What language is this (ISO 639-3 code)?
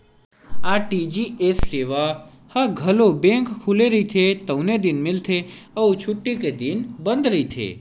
hne